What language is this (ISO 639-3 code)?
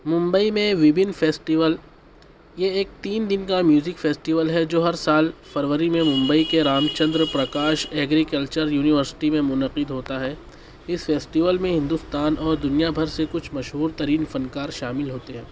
urd